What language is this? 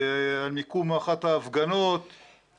Hebrew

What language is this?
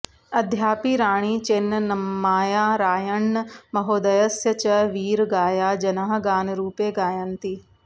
Sanskrit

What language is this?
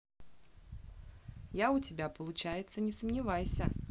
Russian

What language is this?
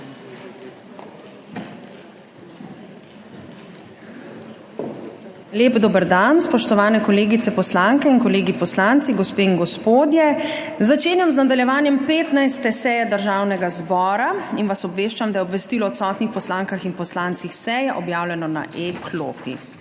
Slovenian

